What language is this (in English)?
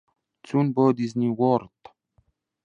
Central Kurdish